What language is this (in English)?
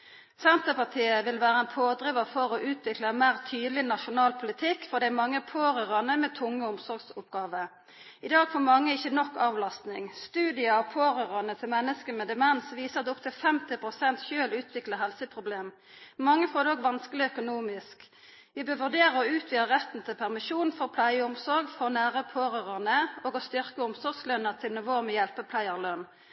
Norwegian Nynorsk